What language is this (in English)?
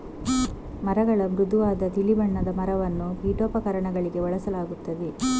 Kannada